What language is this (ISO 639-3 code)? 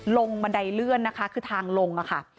tha